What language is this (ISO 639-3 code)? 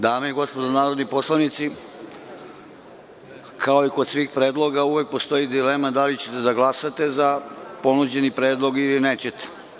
srp